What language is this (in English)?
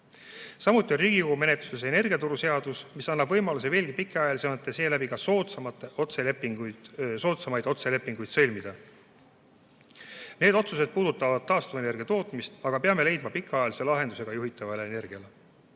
Estonian